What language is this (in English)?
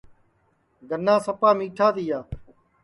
Sansi